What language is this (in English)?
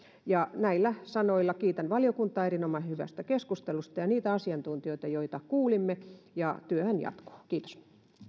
Finnish